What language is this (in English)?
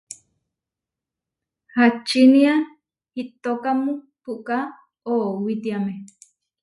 Huarijio